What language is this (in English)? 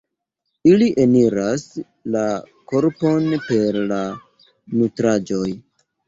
Esperanto